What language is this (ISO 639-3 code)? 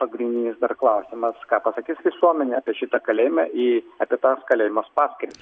lit